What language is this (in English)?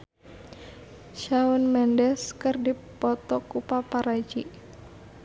Sundanese